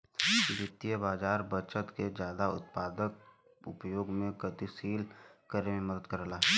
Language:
Bhojpuri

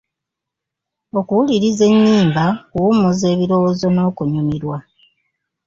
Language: Ganda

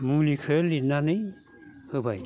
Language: Bodo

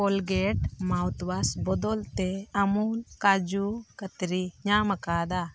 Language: Santali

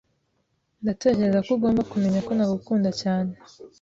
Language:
Kinyarwanda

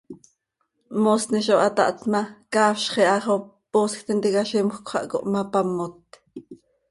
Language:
Seri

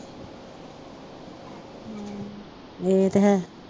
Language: Punjabi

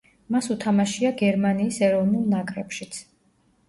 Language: Georgian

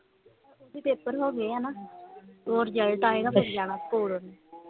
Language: Punjabi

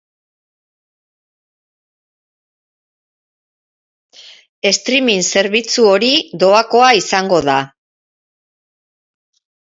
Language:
Basque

